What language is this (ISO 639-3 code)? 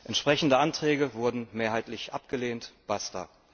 deu